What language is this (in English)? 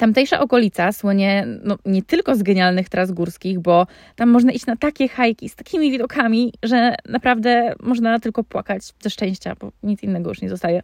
Polish